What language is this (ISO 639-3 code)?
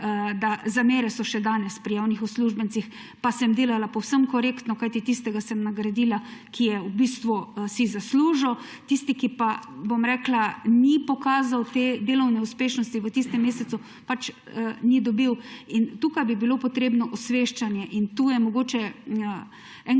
slv